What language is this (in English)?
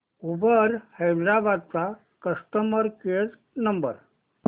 Marathi